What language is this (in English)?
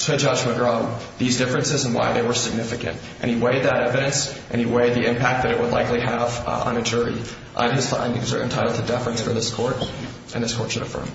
English